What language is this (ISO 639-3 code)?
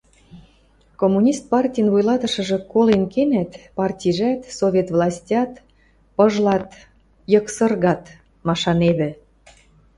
mrj